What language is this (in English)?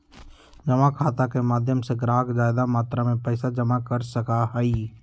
Magahi